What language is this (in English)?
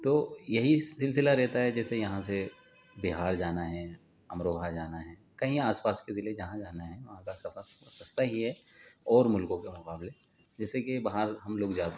Urdu